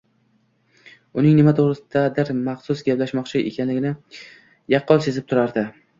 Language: Uzbek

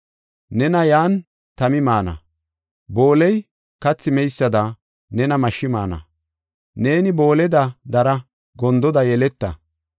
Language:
Gofa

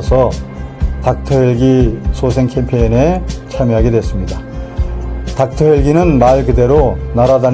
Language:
Korean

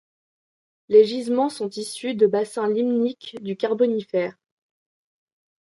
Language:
French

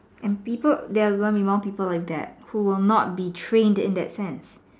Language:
English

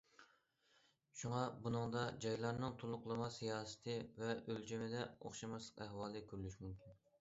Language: Uyghur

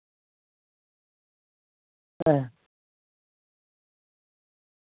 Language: Dogri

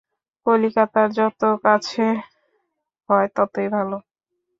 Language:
Bangla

